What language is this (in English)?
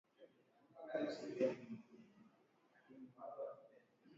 Swahili